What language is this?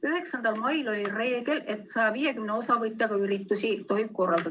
Estonian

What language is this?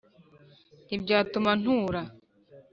Kinyarwanda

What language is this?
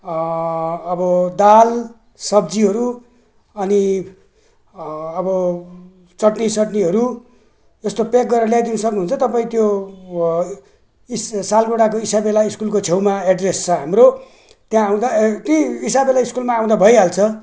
Nepali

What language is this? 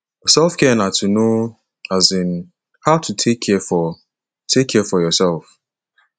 Nigerian Pidgin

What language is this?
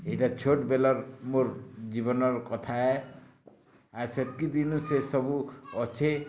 Odia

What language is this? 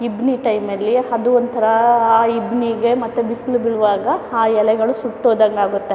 Kannada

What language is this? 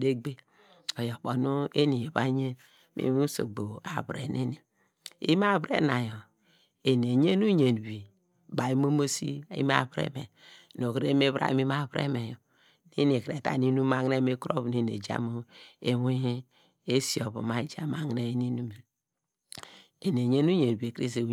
Degema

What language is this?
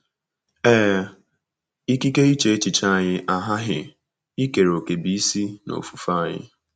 Igbo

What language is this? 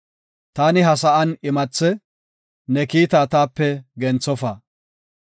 Gofa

